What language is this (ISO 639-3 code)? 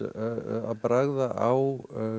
isl